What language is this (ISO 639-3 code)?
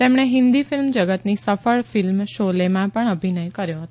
guj